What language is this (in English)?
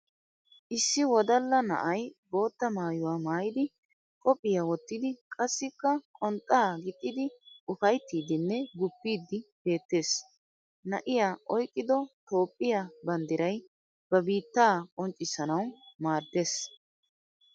Wolaytta